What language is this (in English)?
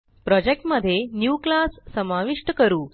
Marathi